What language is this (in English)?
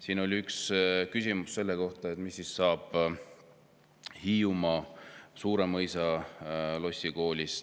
Estonian